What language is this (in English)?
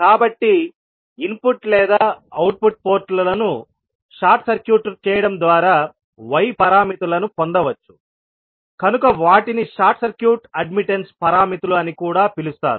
Telugu